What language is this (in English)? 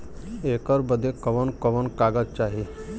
Bhojpuri